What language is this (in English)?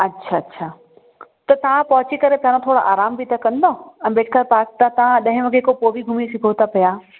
Sindhi